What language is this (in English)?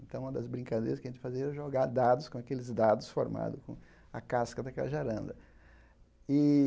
Portuguese